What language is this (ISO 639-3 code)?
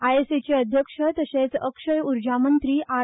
kok